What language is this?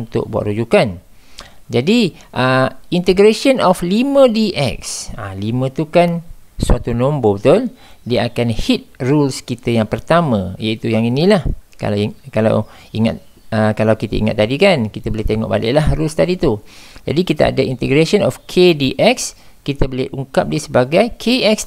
Malay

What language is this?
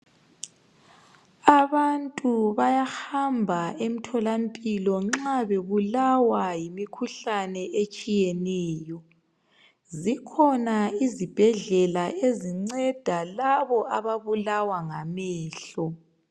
North Ndebele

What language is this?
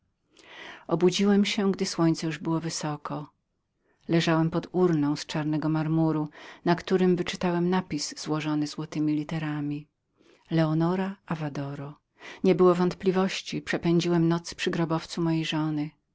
Polish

